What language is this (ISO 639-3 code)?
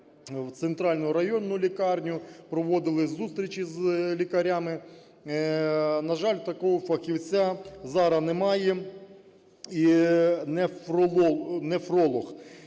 ukr